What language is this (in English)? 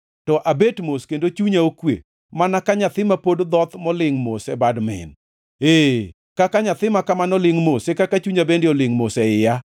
Luo (Kenya and Tanzania)